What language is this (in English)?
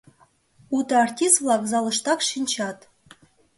Mari